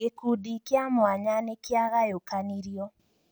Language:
Kikuyu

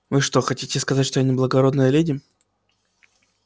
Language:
Russian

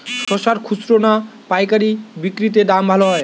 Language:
Bangla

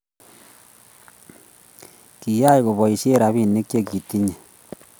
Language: Kalenjin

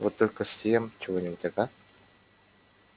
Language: Russian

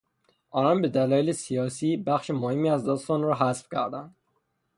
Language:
Persian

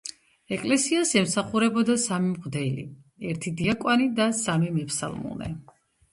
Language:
Georgian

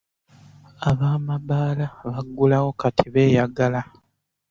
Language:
Ganda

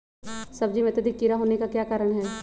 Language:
Magahi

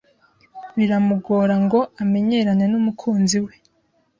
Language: Kinyarwanda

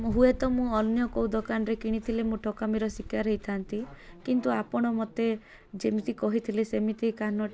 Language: Odia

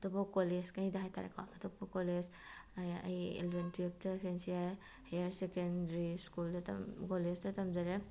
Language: Manipuri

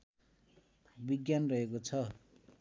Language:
Nepali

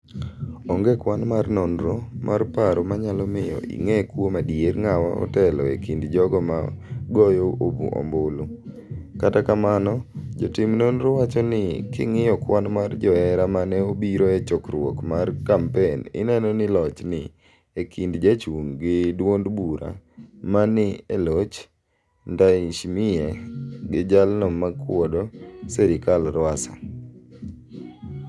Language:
Luo (Kenya and Tanzania)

